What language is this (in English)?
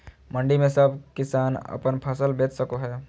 Magahi